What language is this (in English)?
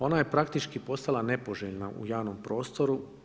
Croatian